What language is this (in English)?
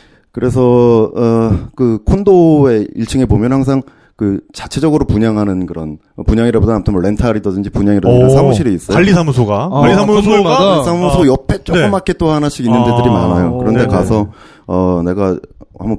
Korean